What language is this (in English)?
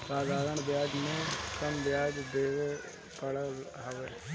Bhojpuri